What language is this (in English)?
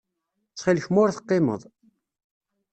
Kabyle